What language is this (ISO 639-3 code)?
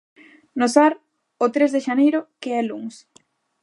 glg